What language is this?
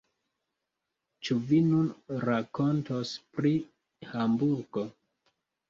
Esperanto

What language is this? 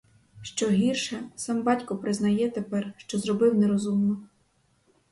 Ukrainian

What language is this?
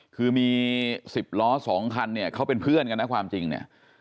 Thai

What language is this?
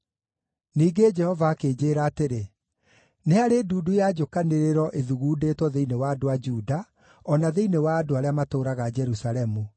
Kikuyu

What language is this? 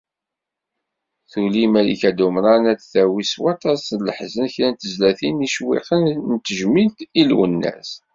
Kabyle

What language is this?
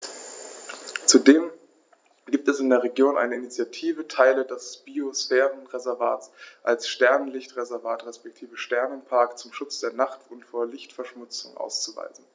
German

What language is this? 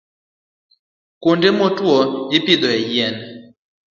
Luo (Kenya and Tanzania)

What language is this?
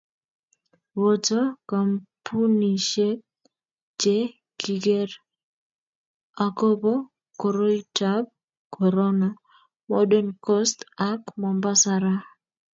Kalenjin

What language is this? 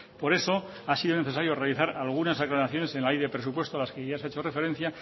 Spanish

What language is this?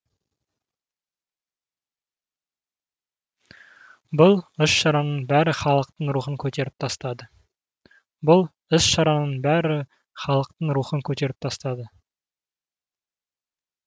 Kazakh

